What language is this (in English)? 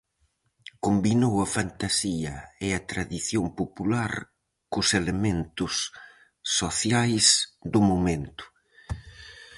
Galician